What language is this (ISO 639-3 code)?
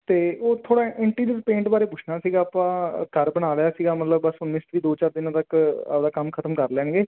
pan